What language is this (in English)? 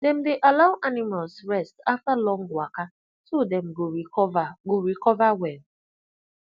Nigerian Pidgin